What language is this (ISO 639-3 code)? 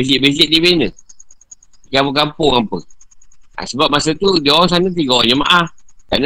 msa